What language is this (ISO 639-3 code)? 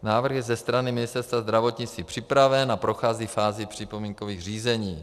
ces